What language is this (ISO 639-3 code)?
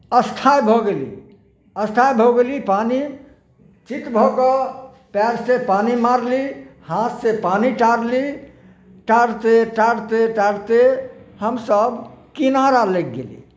mai